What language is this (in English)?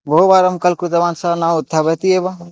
Sanskrit